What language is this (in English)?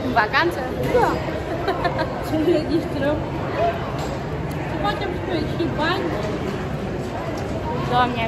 Romanian